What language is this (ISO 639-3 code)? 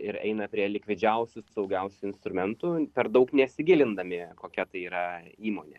lit